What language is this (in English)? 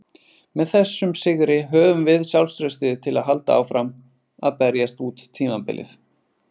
Icelandic